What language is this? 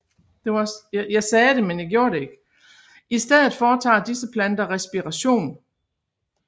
Danish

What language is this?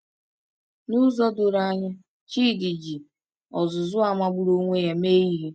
Igbo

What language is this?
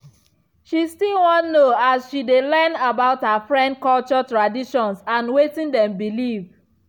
Nigerian Pidgin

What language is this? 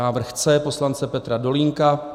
Czech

